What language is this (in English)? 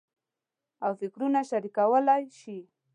Pashto